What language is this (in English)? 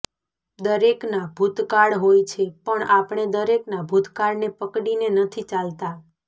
Gujarati